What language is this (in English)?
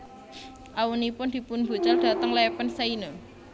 Javanese